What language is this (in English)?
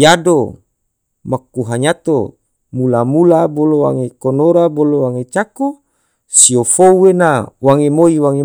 Tidore